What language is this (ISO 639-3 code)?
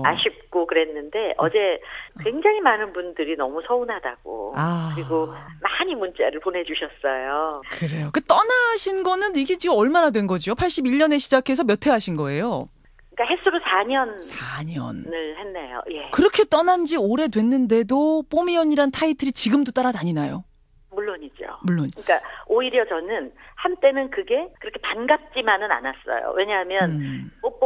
kor